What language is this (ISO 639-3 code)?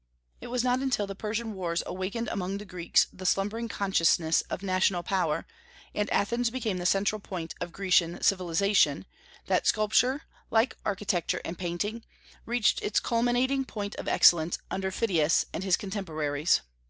eng